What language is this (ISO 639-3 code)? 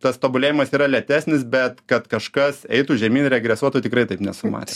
lit